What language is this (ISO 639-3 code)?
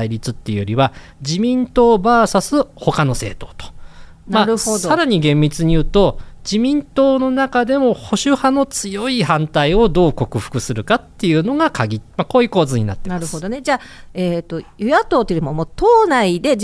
jpn